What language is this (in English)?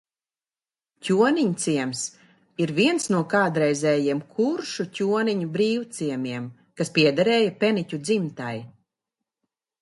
Latvian